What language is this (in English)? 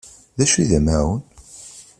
Kabyle